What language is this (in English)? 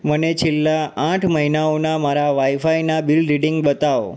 Gujarati